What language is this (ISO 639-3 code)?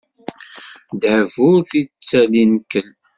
kab